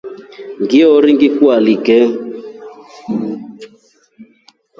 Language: Rombo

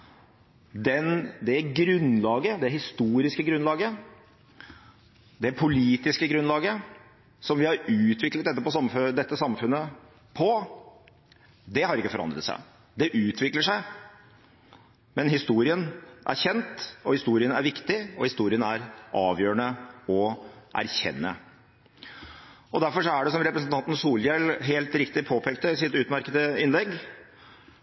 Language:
Norwegian Bokmål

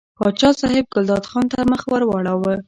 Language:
Pashto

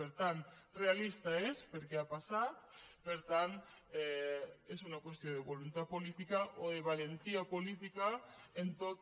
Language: Catalan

